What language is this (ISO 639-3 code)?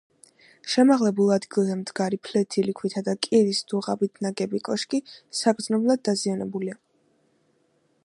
kat